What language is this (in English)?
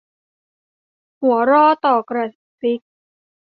Thai